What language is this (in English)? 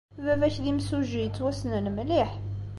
Kabyle